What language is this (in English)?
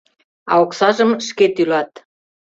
Mari